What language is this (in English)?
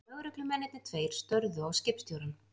Icelandic